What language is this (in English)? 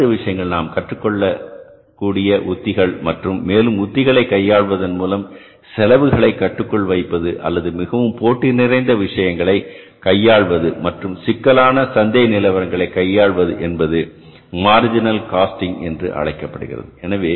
Tamil